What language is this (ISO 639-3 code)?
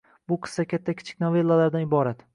uzb